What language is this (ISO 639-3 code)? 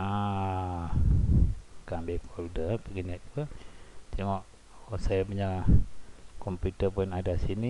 msa